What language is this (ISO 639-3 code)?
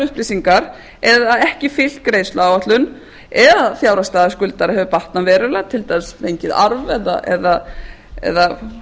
isl